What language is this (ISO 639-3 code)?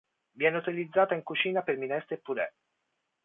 ita